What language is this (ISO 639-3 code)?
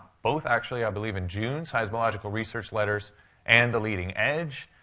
eng